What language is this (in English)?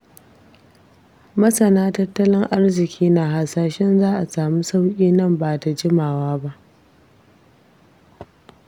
Hausa